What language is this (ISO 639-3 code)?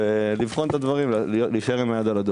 heb